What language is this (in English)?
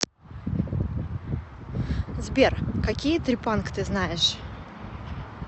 Russian